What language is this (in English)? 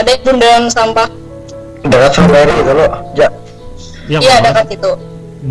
Indonesian